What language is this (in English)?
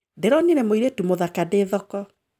Kikuyu